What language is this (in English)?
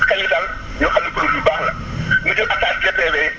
Wolof